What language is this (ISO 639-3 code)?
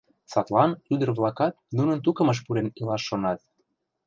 chm